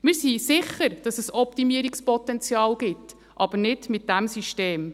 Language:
Swiss German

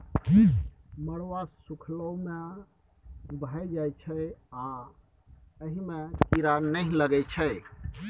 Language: Maithili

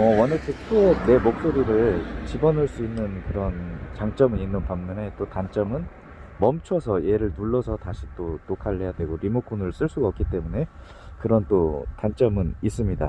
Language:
Korean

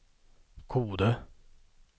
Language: Swedish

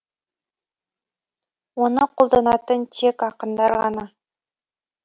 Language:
Kazakh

